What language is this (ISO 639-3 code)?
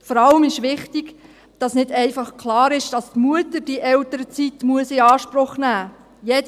gsw